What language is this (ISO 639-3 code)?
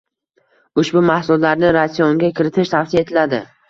uzb